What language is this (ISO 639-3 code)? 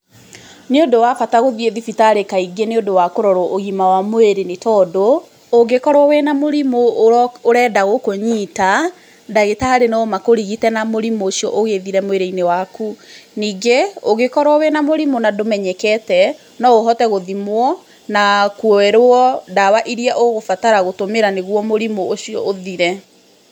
kik